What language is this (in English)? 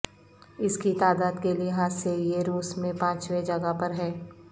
Urdu